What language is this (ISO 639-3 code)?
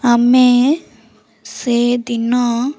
ori